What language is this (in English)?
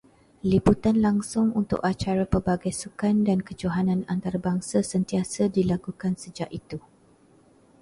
Malay